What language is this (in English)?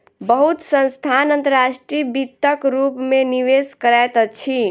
Maithili